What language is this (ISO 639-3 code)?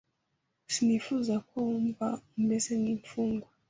kin